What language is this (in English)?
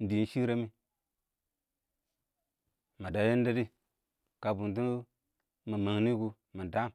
Awak